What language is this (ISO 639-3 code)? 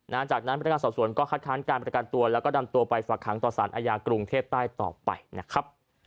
tha